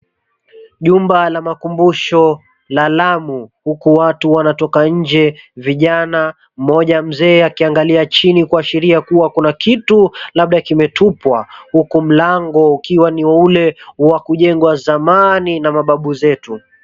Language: Swahili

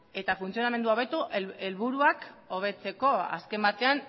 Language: Basque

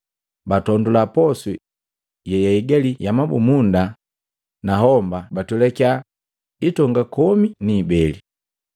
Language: Matengo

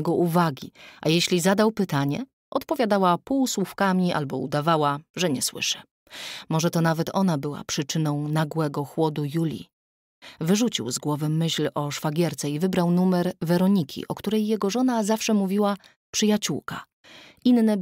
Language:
Polish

